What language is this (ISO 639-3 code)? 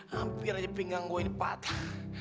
ind